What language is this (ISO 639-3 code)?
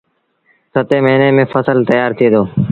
sbn